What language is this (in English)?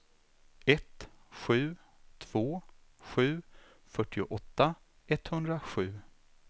Swedish